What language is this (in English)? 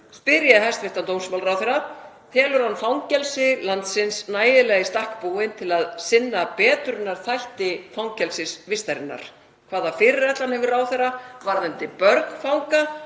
Icelandic